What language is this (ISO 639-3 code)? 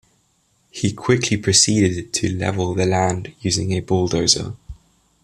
eng